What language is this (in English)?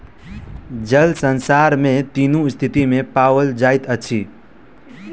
Maithili